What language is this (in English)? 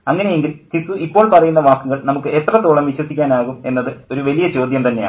Malayalam